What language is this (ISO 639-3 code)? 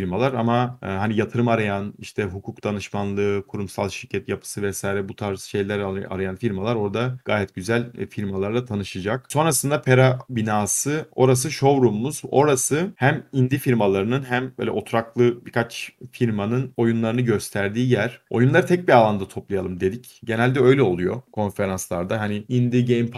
tur